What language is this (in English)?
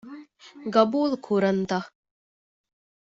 Divehi